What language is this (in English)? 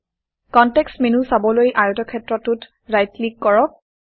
Assamese